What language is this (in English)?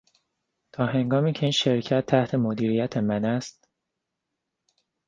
Persian